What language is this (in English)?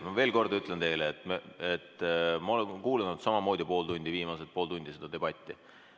Estonian